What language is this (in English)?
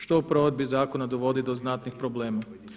Croatian